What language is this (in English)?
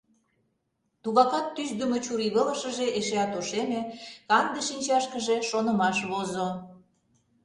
Mari